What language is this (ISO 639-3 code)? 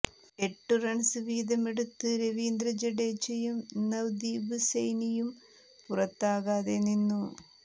mal